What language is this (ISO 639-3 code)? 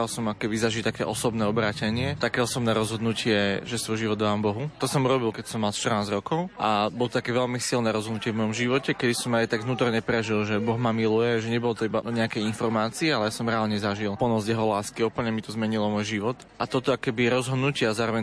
slk